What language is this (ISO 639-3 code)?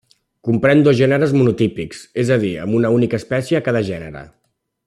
cat